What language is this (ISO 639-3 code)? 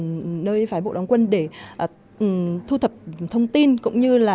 vie